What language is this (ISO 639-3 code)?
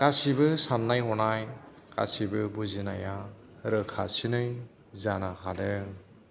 brx